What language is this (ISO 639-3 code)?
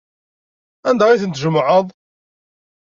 kab